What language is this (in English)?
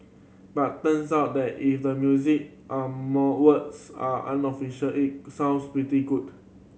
English